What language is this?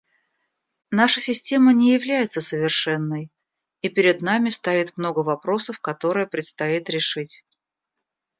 Russian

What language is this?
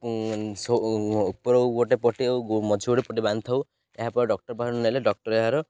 Odia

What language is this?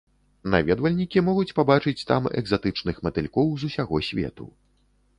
Belarusian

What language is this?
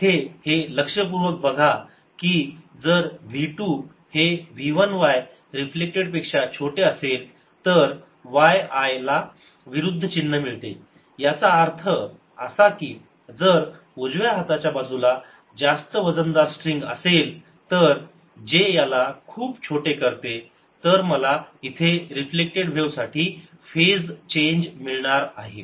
Marathi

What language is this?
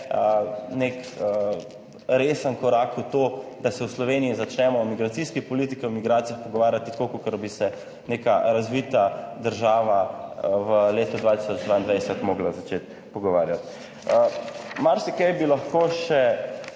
Slovenian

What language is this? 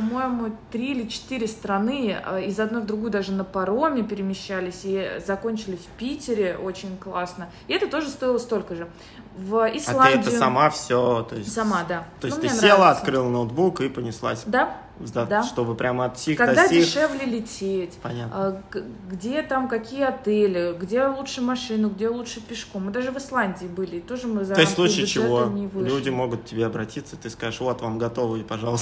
Russian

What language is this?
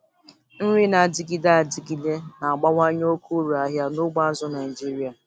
Igbo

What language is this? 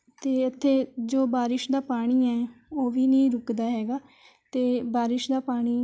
Punjabi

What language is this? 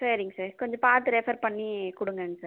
Tamil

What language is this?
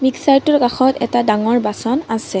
Assamese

